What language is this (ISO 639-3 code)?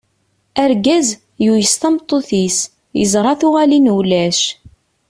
kab